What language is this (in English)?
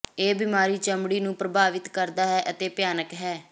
Punjabi